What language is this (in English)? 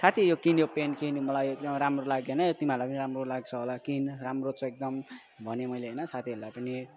Nepali